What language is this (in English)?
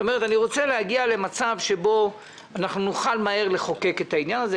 Hebrew